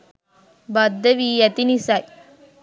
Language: Sinhala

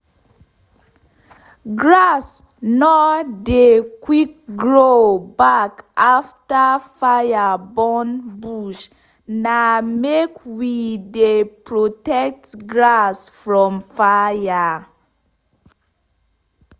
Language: Nigerian Pidgin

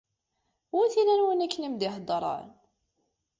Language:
Kabyle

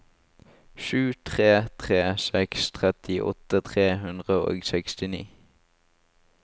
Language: Norwegian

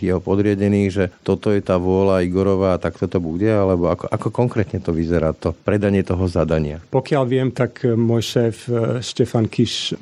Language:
Slovak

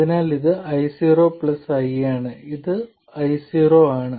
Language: Malayalam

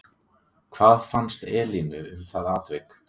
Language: Icelandic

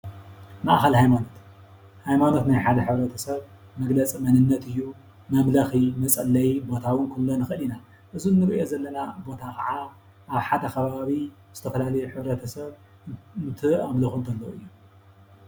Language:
Tigrinya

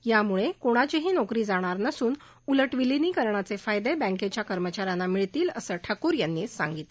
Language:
Marathi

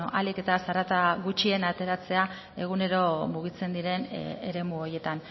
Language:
Basque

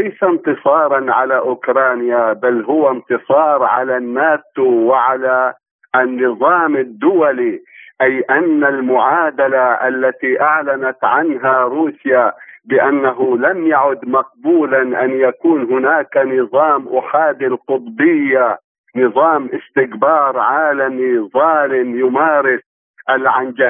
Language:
Arabic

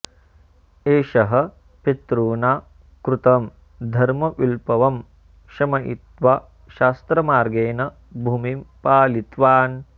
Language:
Sanskrit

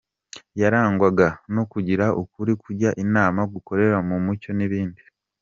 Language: Kinyarwanda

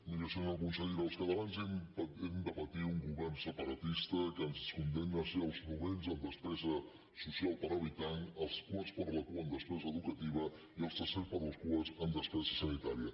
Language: Catalan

